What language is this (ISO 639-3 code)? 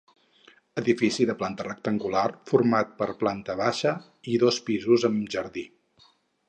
cat